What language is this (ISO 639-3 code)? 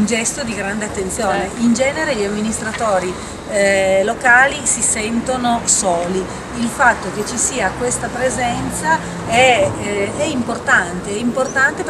ita